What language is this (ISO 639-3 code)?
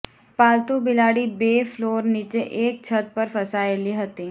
guj